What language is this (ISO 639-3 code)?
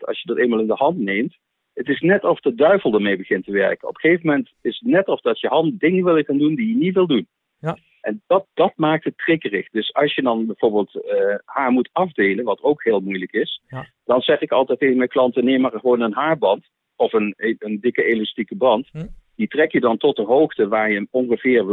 nld